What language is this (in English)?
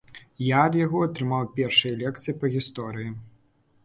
Belarusian